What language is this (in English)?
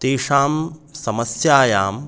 Sanskrit